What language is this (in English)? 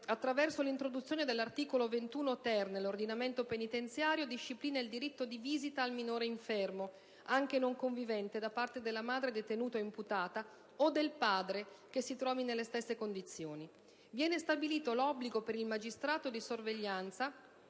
Italian